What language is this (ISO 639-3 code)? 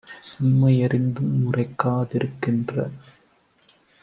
tam